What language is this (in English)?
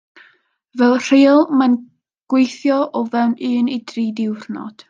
Welsh